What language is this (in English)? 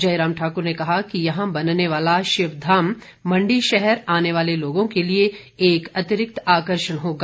Hindi